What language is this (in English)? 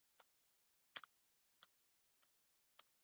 Chinese